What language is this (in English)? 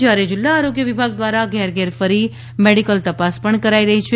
Gujarati